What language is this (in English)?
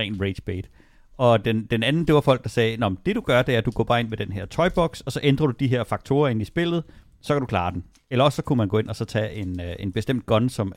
Danish